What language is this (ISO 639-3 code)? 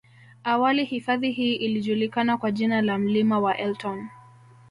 swa